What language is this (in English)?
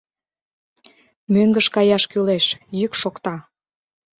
Mari